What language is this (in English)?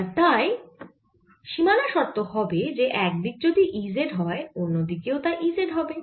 Bangla